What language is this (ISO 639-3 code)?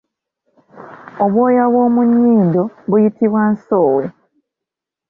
lug